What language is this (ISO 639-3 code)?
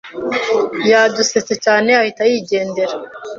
kin